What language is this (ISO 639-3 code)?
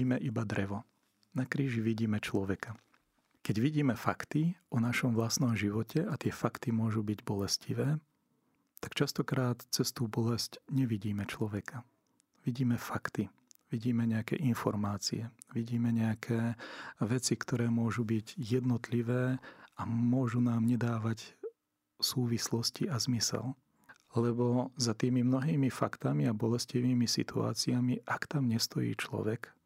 slk